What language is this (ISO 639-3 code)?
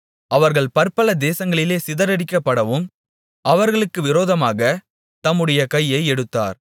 tam